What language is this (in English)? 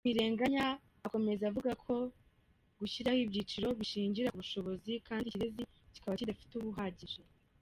Kinyarwanda